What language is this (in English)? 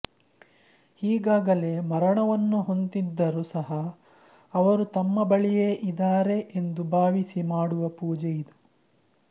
Kannada